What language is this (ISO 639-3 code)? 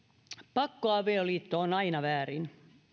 fin